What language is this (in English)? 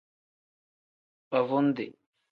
Tem